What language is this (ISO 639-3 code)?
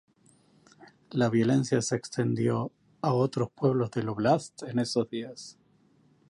spa